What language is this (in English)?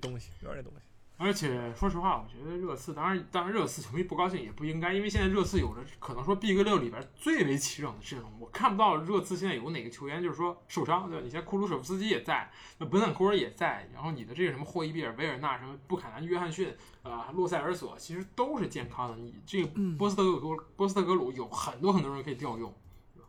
Chinese